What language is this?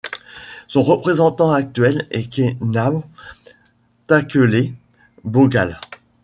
French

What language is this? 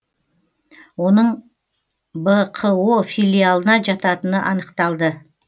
Kazakh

